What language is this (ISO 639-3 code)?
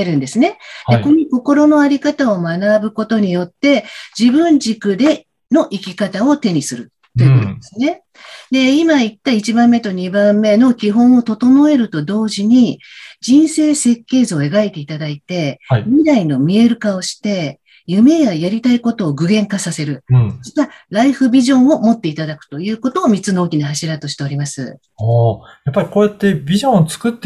jpn